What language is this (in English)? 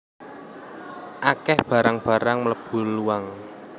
Javanese